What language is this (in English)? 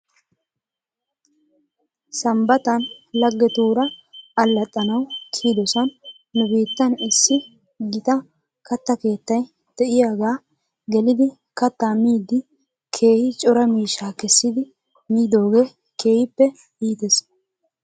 Wolaytta